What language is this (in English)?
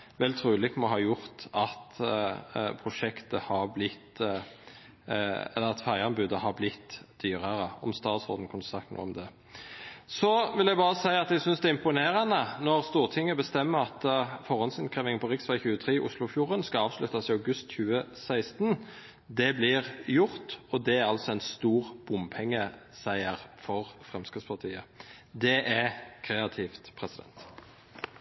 Norwegian Nynorsk